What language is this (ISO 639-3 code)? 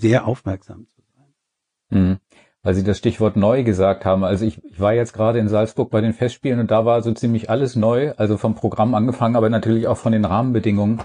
deu